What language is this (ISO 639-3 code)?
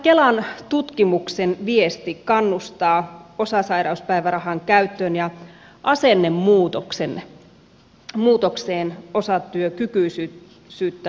fin